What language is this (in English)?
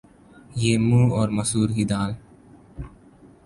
Urdu